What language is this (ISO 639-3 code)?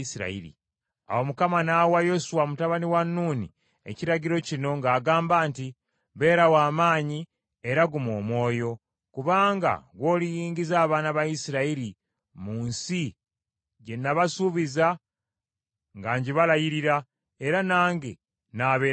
lug